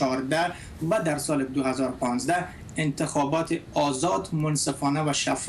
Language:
Persian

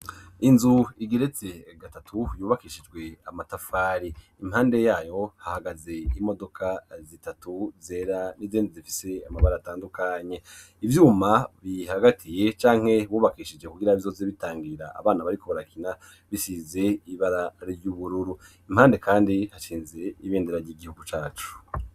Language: Rundi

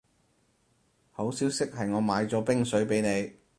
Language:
Cantonese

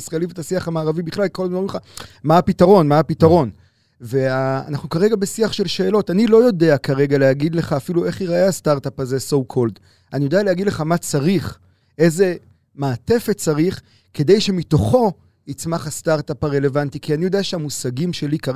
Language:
Hebrew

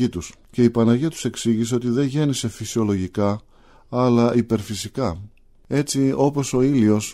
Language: Greek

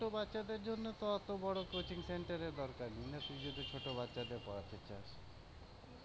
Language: Bangla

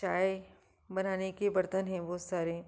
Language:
Hindi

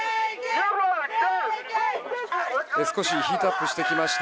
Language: Japanese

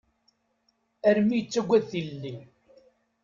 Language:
Kabyle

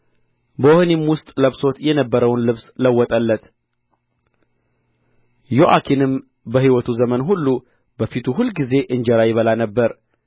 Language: Amharic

